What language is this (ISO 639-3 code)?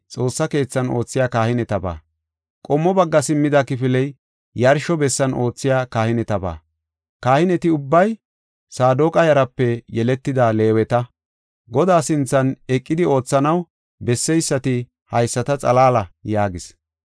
gof